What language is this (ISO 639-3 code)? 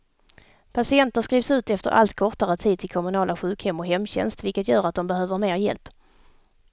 swe